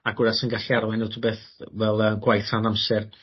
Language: Welsh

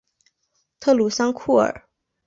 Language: Chinese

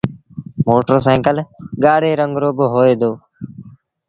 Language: Sindhi Bhil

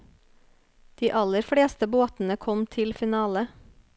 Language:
Norwegian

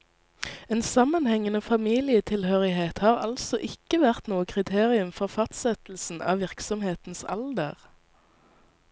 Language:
Norwegian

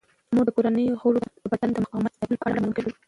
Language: Pashto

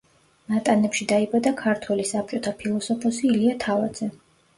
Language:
Georgian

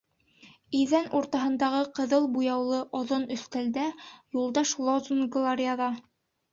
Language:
Bashkir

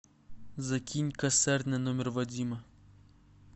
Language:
Russian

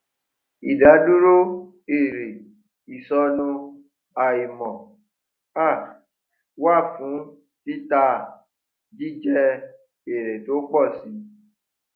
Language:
Yoruba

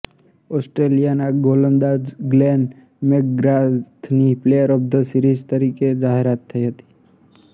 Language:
Gujarati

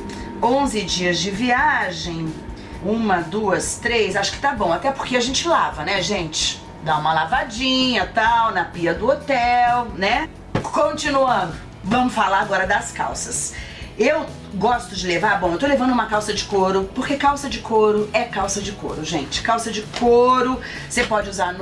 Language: Portuguese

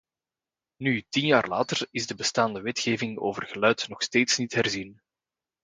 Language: Dutch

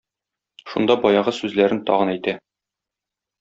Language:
Tatar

